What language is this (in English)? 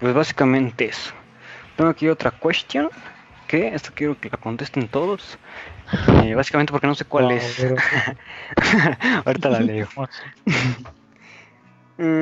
Spanish